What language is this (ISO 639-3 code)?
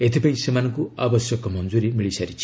ori